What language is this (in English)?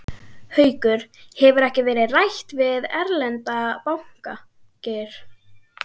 Icelandic